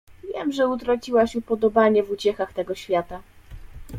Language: Polish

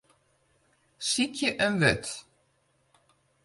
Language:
Western Frisian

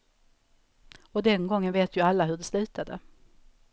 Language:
Swedish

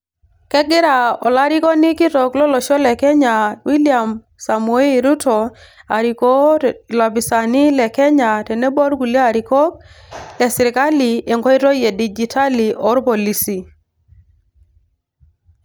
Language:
Masai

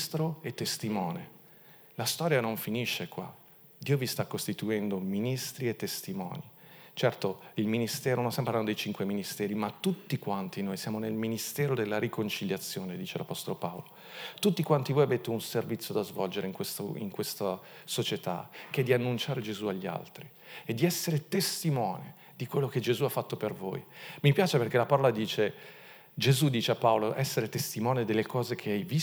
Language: Italian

